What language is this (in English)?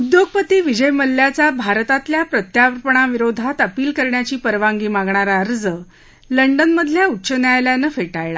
Marathi